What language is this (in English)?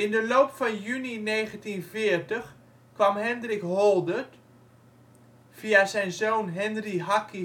Dutch